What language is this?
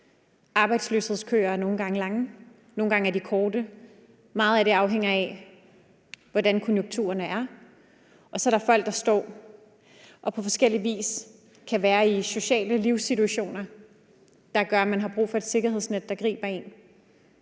Danish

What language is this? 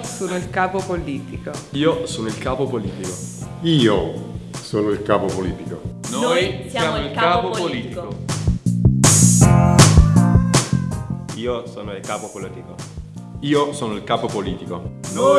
Italian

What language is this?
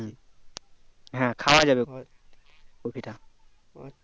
Bangla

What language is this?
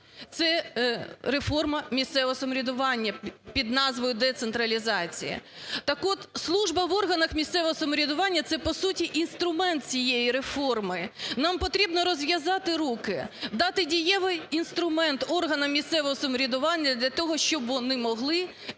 Ukrainian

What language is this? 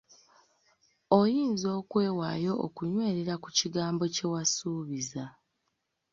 Ganda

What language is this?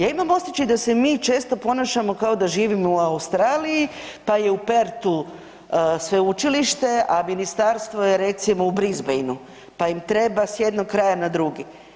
Croatian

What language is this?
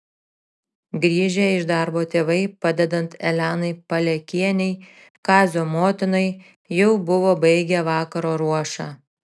Lithuanian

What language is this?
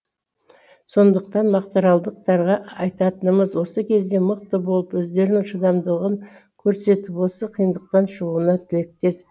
Kazakh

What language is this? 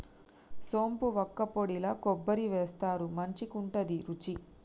Telugu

